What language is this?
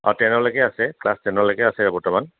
Assamese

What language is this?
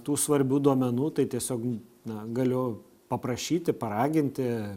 Lithuanian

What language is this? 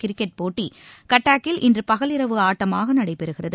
Tamil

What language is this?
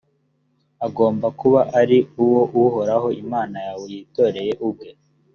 Kinyarwanda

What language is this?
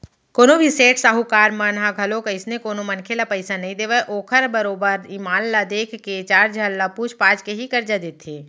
Chhattisgarhi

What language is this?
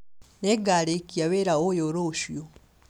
Kikuyu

